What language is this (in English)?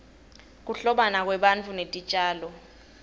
Swati